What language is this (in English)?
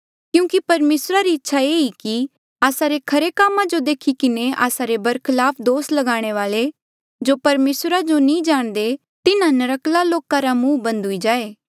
Mandeali